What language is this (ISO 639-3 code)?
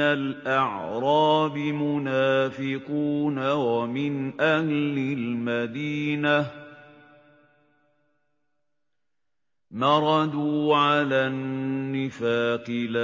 ara